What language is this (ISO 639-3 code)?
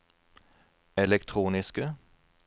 nor